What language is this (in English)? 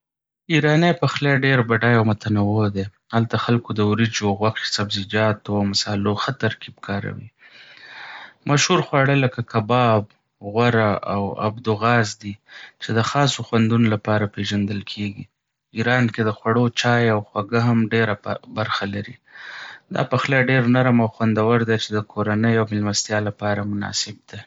Pashto